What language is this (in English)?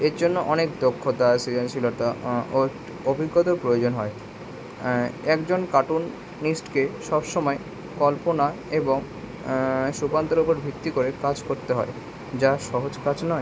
Bangla